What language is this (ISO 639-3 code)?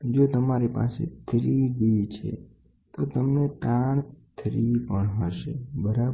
guj